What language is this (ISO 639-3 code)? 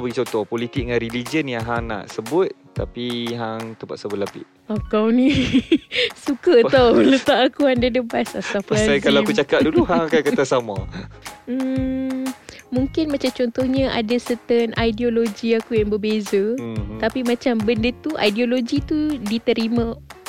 msa